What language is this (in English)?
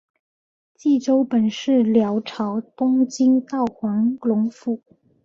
Chinese